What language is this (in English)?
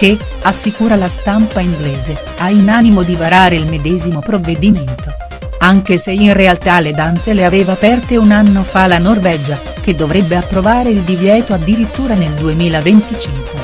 Italian